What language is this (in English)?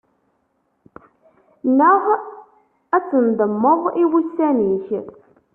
Kabyle